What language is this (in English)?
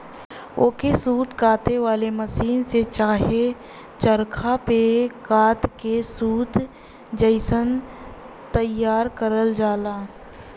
Bhojpuri